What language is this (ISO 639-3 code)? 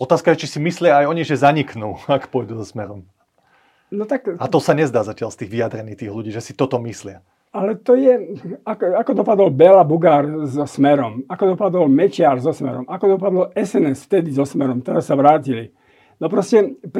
slk